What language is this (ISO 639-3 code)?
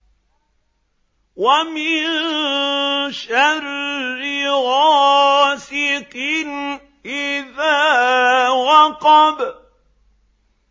ara